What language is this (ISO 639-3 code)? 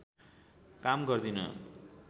nep